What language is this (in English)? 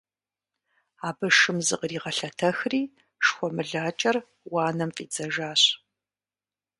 Kabardian